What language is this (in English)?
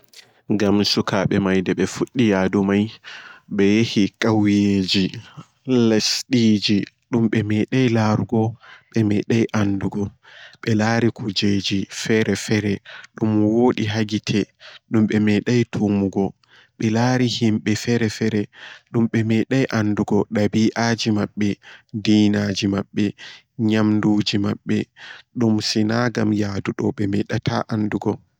Borgu Fulfulde